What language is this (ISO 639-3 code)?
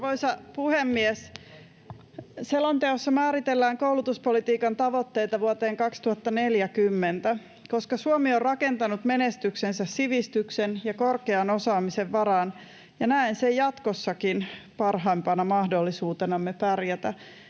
fin